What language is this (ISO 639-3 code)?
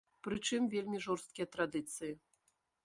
bel